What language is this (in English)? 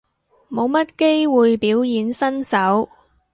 Cantonese